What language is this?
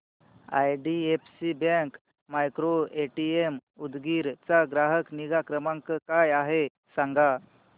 Marathi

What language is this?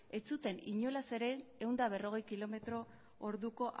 Basque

